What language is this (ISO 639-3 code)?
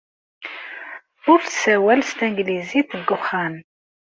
kab